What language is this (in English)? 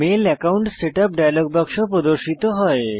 Bangla